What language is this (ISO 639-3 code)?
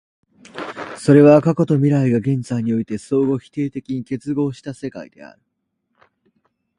jpn